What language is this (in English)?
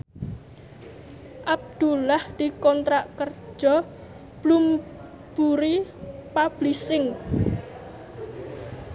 Javanese